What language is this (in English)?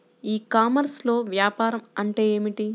Telugu